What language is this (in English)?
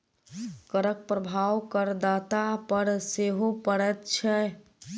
Maithili